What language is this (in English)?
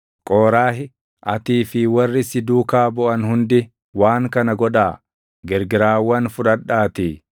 Oromo